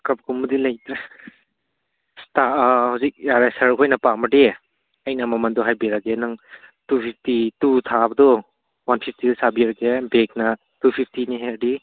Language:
Manipuri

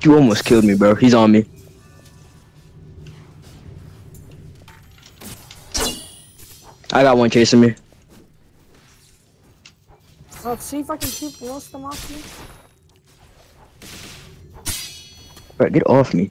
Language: English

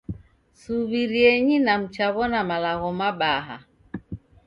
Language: Taita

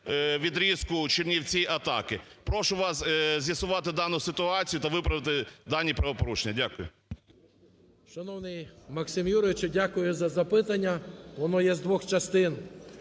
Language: Ukrainian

